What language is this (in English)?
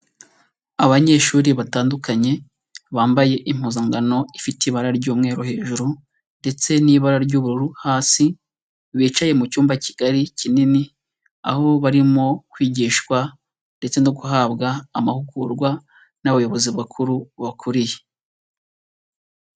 Kinyarwanda